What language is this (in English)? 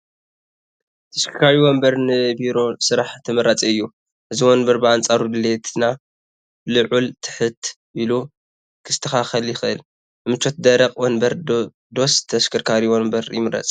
Tigrinya